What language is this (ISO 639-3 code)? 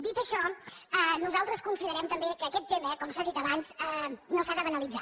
cat